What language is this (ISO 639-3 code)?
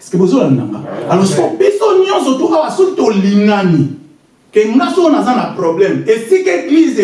fra